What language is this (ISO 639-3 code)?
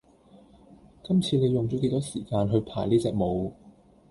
yue